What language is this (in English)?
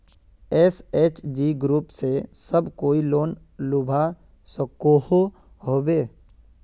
Magahi